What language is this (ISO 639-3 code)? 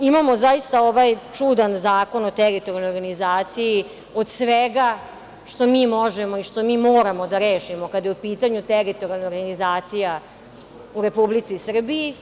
srp